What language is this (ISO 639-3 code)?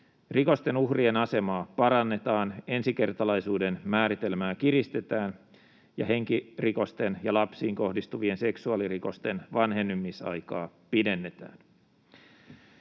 fin